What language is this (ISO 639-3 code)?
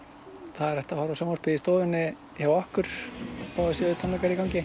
isl